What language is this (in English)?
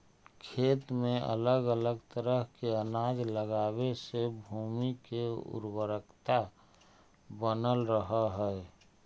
Magahi